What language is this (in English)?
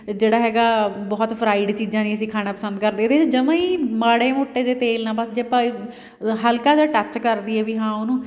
Punjabi